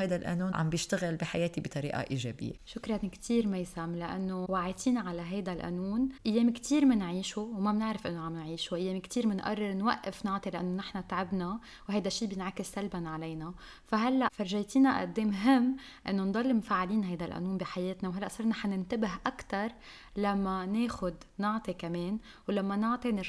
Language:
Arabic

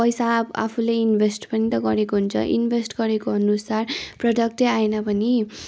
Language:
Nepali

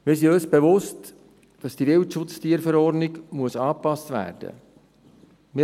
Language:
Swiss German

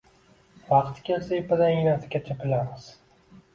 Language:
Uzbek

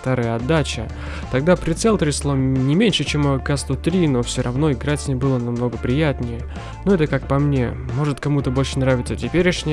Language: Russian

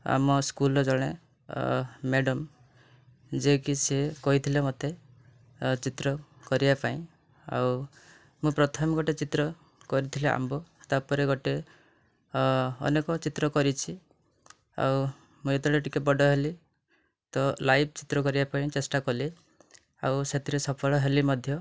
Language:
Odia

